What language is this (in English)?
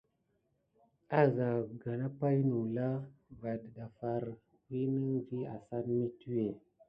Gidar